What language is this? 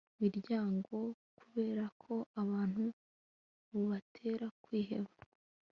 Kinyarwanda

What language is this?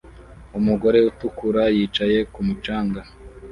Kinyarwanda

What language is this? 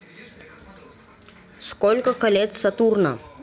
Russian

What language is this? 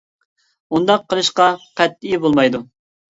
Uyghur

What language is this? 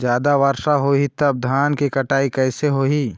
Chhattisgarhi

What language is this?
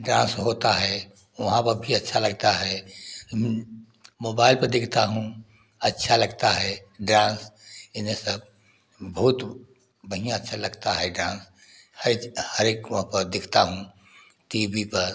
Hindi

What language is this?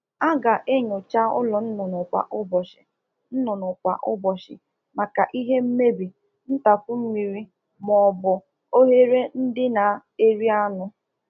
Igbo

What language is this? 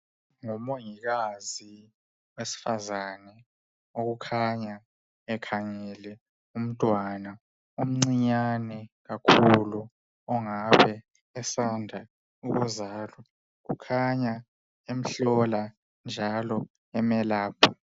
North Ndebele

